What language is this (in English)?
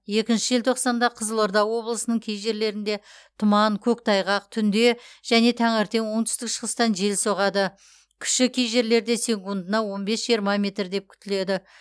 Kazakh